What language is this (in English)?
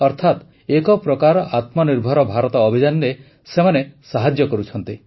Odia